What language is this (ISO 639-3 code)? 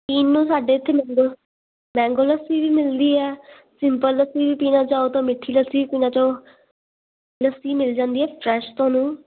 pan